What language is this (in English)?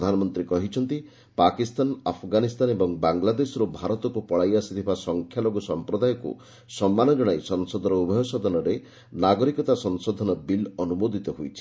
Odia